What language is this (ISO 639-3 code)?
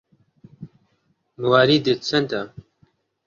ckb